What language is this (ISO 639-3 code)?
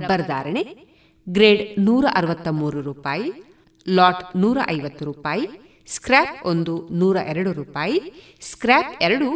kan